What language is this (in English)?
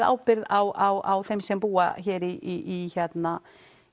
Icelandic